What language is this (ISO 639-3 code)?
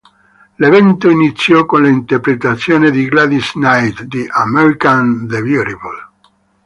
ita